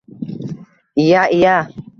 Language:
Uzbek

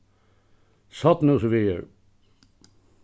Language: Faroese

